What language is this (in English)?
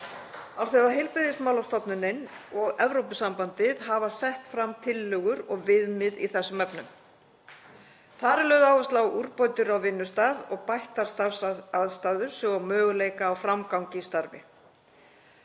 Icelandic